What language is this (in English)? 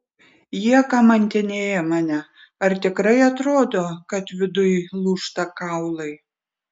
Lithuanian